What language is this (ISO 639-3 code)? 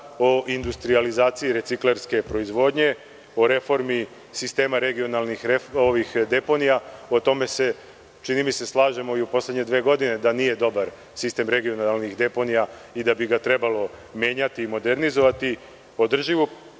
srp